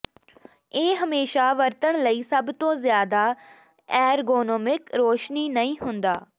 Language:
Punjabi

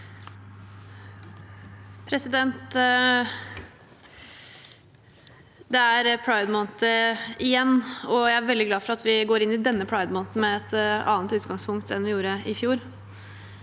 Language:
Norwegian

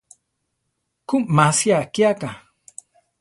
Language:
Central Tarahumara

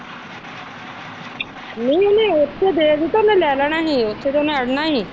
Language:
Punjabi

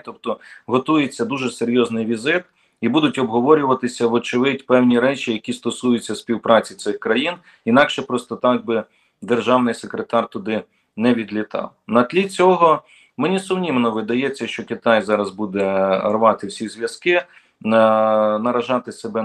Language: Ukrainian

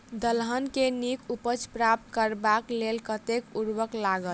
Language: Maithili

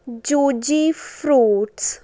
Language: Punjabi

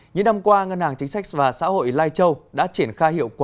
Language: Vietnamese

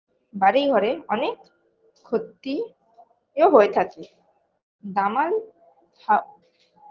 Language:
Bangla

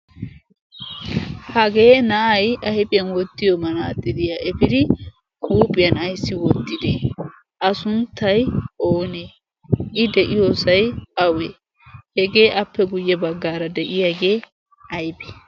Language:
Wolaytta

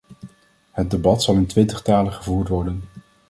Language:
Dutch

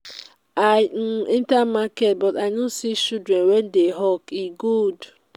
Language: Nigerian Pidgin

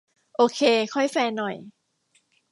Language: Thai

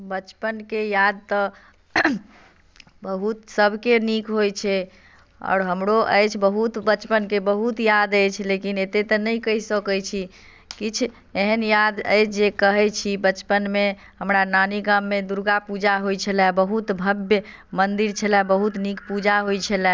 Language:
Maithili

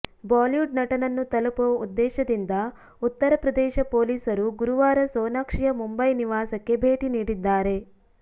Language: Kannada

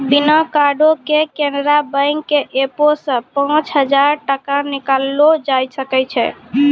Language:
Maithili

